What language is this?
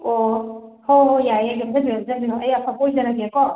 Manipuri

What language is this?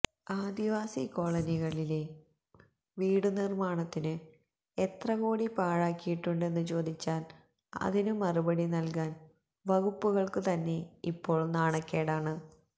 Malayalam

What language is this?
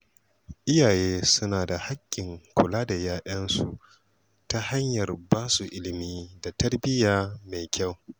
Hausa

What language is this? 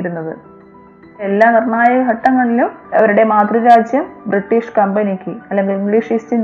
Malayalam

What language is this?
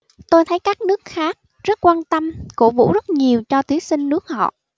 Vietnamese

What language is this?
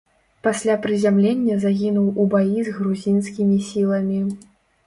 Belarusian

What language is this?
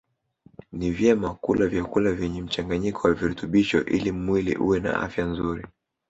Swahili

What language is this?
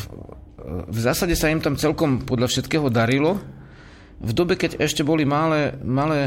Slovak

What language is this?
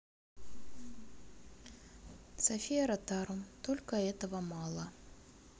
Russian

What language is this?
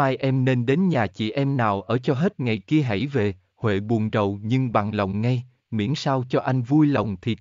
Vietnamese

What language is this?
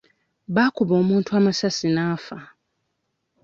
Ganda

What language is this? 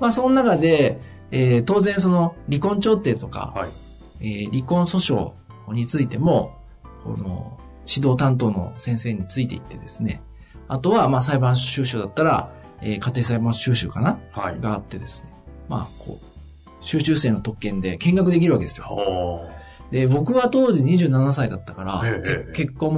Japanese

